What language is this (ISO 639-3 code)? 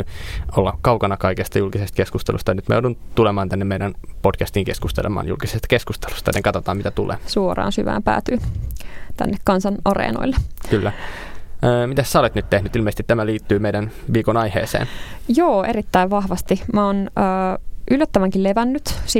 fin